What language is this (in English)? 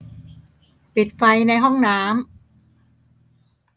Thai